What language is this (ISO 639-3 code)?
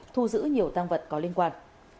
vie